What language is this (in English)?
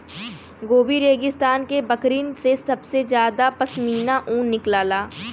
Bhojpuri